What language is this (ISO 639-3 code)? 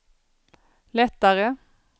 swe